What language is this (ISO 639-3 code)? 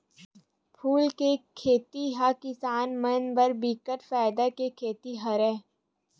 hne